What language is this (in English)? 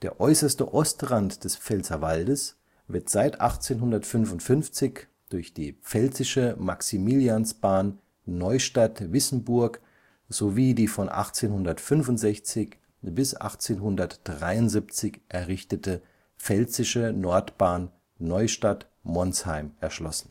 German